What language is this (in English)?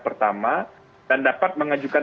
Indonesian